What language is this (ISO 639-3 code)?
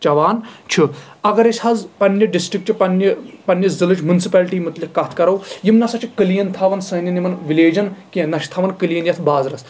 kas